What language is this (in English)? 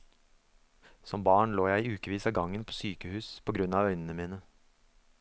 Norwegian